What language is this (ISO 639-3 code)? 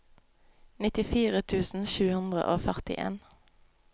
nor